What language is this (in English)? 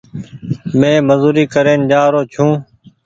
Goaria